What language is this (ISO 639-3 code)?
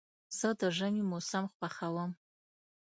pus